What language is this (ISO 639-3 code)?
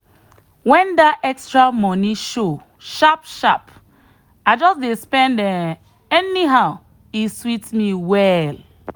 pcm